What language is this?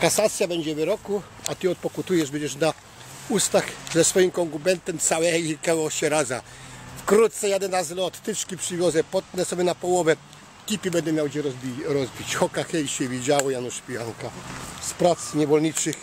Polish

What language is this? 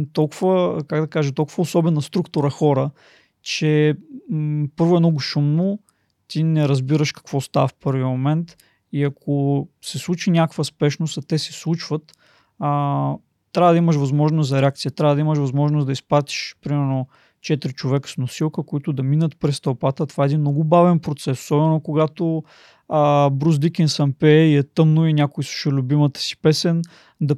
Bulgarian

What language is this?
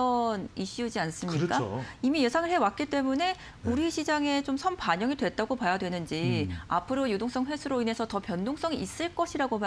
Korean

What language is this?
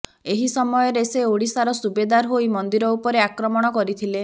Odia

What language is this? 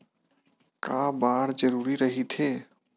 Chhattisgarhi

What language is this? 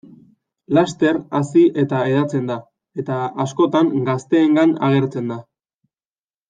Basque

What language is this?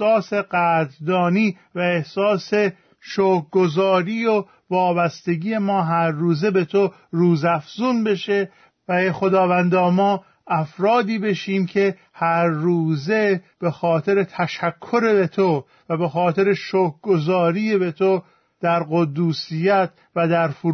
Persian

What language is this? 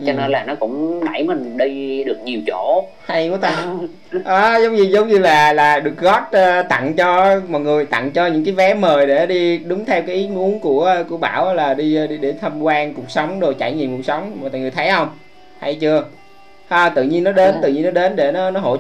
Vietnamese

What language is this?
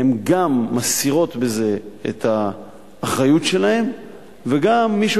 Hebrew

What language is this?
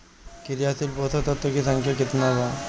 Bhojpuri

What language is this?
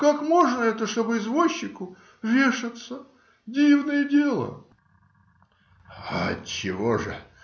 Russian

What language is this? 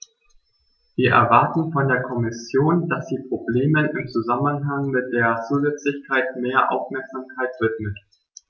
German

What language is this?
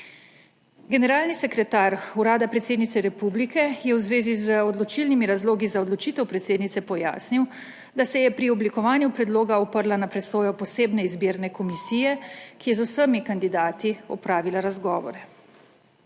Slovenian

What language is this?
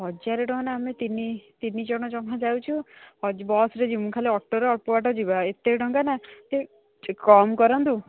Odia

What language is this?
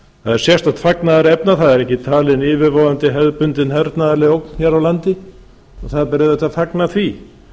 Icelandic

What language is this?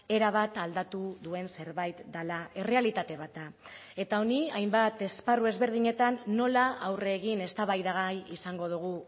Basque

